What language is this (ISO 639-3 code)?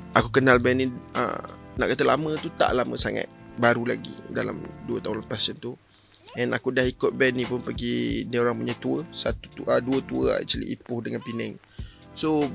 msa